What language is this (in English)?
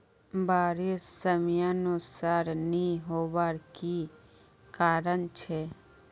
Magahi